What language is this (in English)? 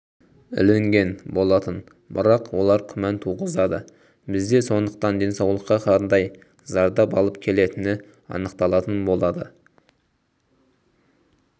Kazakh